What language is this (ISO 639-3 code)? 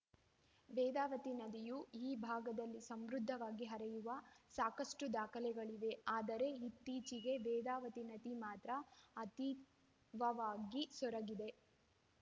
kan